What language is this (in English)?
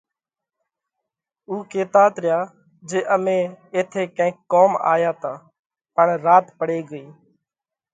Parkari Koli